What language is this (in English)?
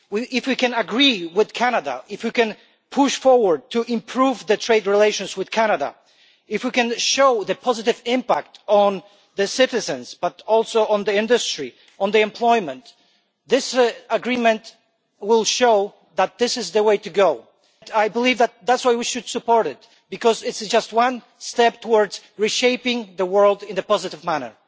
English